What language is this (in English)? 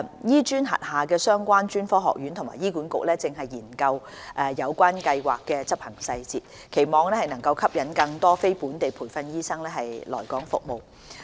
Cantonese